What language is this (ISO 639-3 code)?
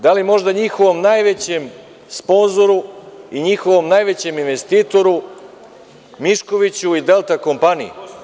srp